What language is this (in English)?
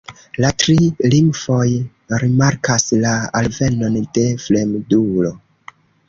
Esperanto